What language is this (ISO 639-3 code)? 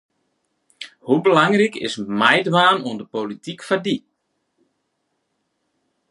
fry